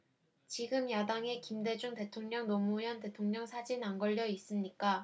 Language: Korean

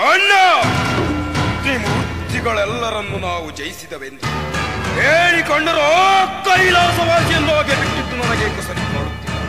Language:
Kannada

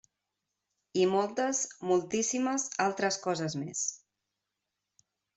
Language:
Catalan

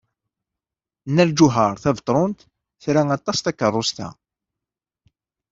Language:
Kabyle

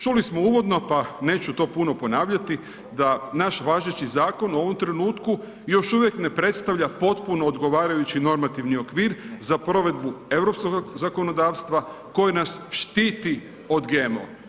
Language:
Croatian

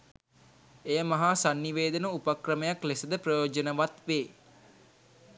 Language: Sinhala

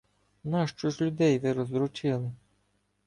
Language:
Ukrainian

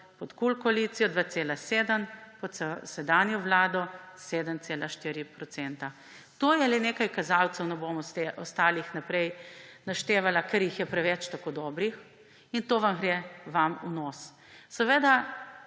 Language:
Slovenian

